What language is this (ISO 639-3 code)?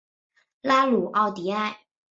zho